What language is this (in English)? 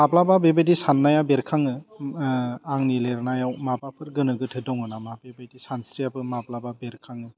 Bodo